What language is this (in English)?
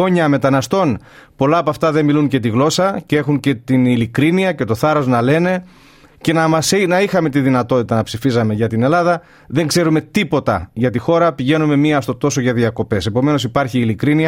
Greek